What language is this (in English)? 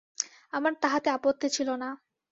Bangla